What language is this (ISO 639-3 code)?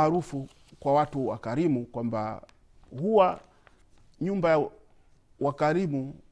swa